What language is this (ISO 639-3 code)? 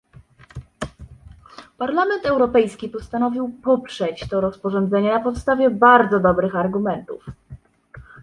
pol